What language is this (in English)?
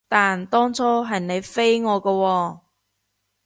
Cantonese